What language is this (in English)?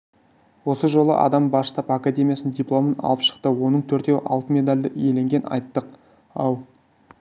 Kazakh